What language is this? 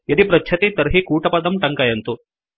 Sanskrit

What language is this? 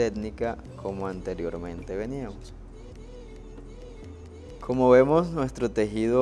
Spanish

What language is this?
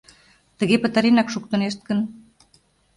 Mari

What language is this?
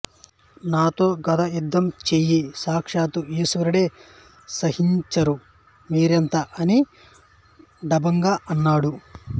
Telugu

